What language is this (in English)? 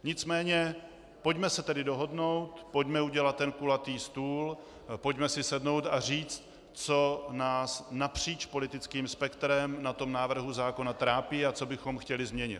Czech